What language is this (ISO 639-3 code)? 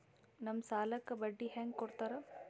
kan